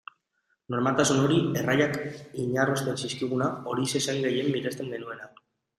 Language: Basque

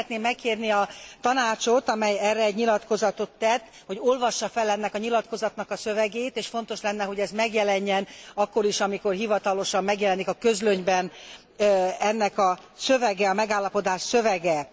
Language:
Hungarian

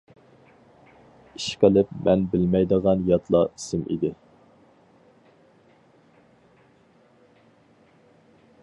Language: Uyghur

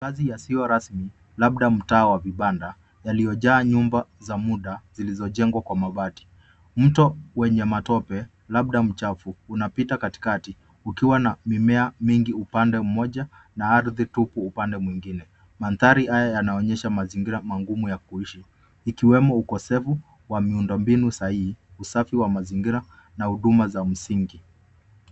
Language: Swahili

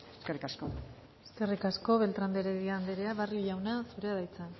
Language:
Basque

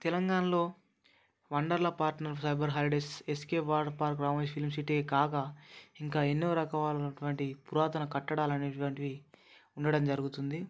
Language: Telugu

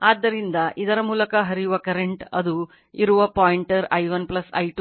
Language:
Kannada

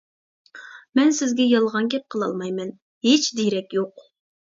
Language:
Uyghur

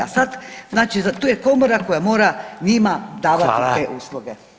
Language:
Croatian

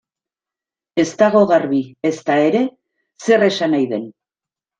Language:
Basque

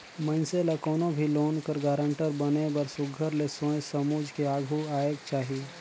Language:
Chhattisgarhi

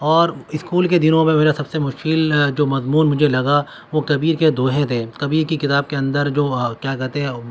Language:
Urdu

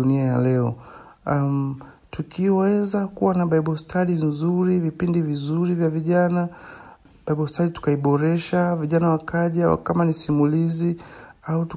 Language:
Swahili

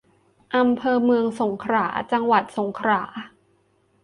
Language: Thai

